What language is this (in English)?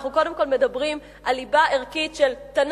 Hebrew